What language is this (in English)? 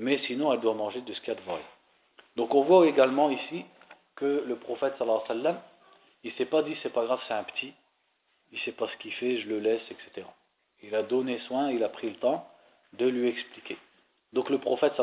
French